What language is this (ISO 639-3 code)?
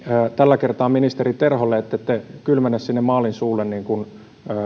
fin